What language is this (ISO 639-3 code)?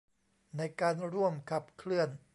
tha